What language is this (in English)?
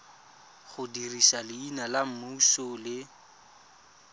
Tswana